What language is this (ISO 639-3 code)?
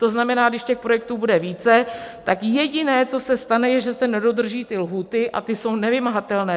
ces